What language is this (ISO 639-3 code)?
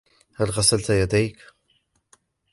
ara